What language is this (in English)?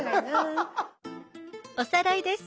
Japanese